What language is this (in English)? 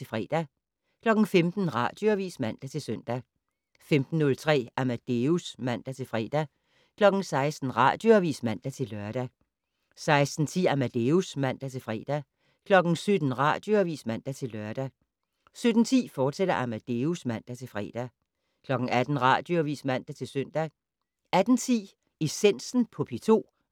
Danish